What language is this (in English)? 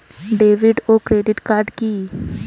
Bangla